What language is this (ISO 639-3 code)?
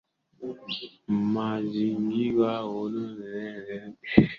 swa